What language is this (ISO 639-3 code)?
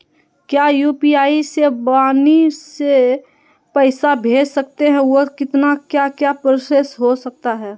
mag